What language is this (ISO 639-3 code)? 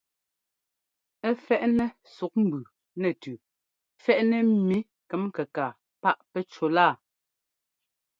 jgo